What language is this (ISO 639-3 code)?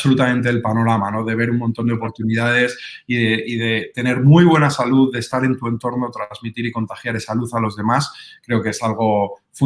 spa